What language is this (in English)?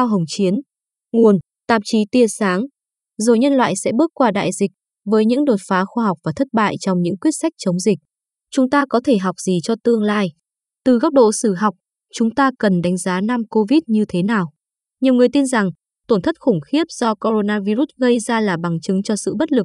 Vietnamese